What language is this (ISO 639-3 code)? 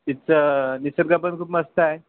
mar